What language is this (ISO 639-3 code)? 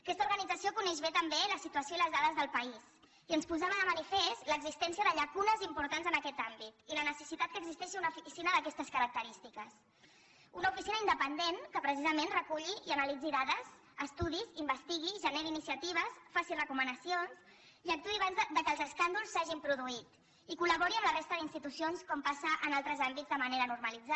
cat